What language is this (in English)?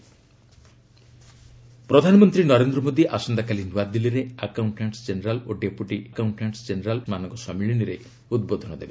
Odia